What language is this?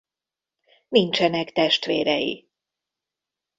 Hungarian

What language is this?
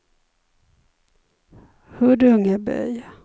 Swedish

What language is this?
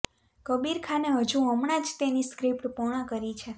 Gujarati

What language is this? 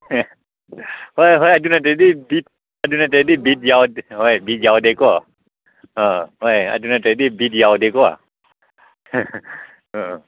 Manipuri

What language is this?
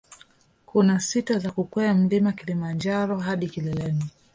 Swahili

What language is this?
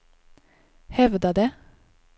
Swedish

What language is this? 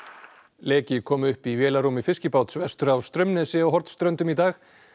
Icelandic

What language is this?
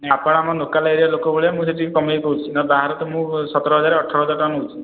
Odia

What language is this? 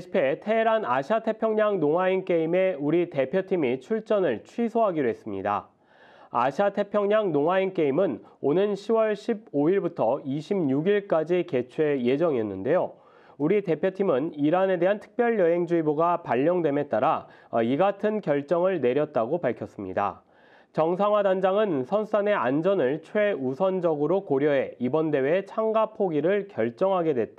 Korean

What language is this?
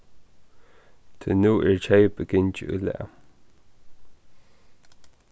Faroese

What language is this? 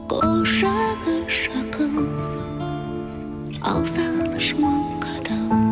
Kazakh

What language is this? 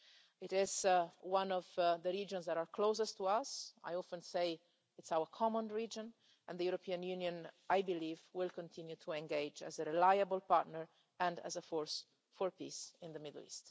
English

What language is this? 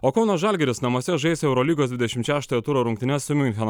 Lithuanian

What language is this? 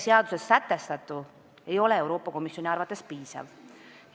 Estonian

